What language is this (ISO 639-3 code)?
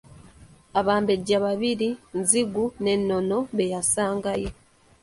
lug